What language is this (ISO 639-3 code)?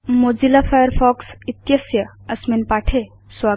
san